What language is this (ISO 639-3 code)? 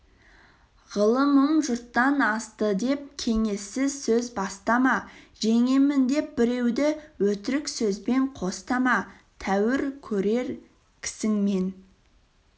kaz